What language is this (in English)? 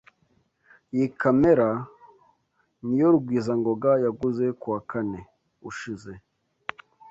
Kinyarwanda